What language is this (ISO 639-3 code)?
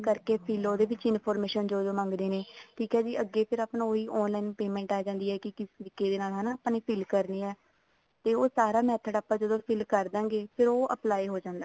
pan